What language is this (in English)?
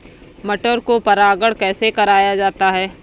Hindi